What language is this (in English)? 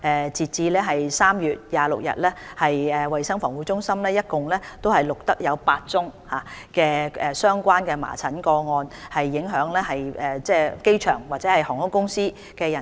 Cantonese